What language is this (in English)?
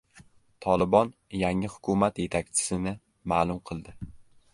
Uzbek